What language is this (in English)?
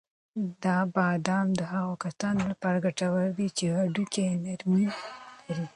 Pashto